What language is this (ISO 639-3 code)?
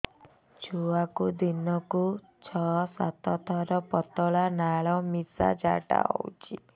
ori